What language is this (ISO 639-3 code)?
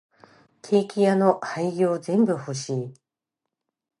jpn